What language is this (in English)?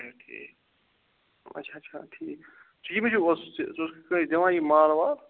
Kashmiri